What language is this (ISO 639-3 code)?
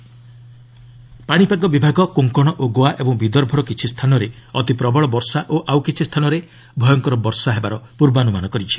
ori